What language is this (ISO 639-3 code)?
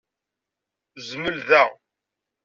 kab